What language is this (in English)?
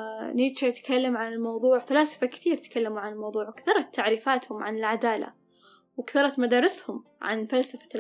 Arabic